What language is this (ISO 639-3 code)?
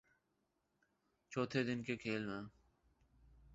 urd